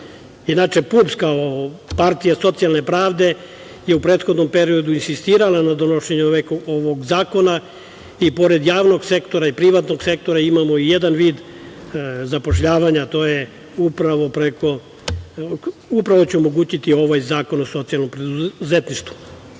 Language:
Serbian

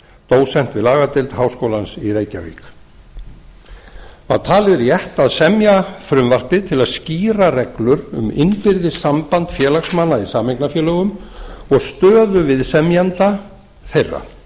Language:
Icelandic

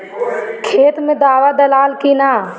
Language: Bhojpuri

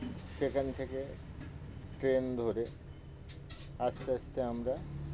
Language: Bangla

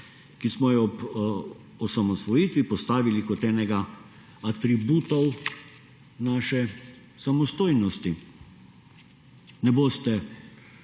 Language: Slovenian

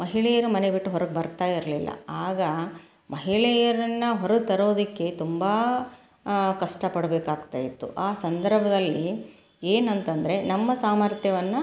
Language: Kannada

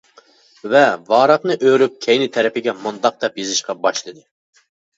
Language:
Uyghur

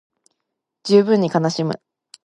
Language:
Japanese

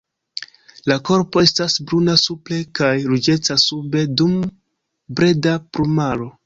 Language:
Esperanto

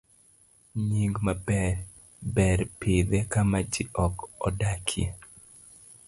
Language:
Luo (Kenya and Tanzania)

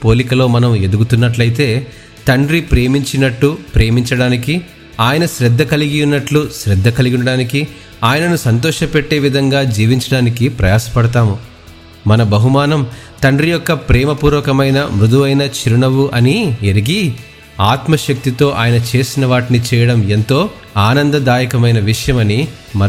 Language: Telugu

